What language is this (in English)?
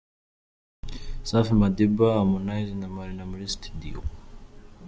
Kinyarwanda